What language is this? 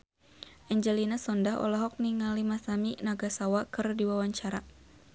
Sundanese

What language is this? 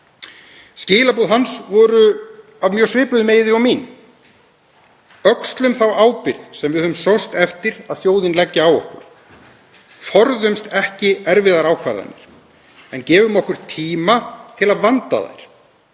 Icelandic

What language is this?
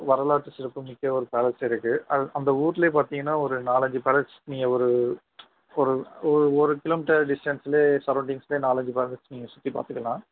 Tamil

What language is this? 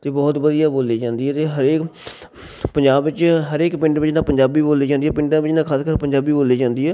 Punjabi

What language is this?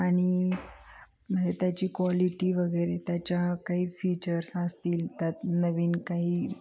Marathi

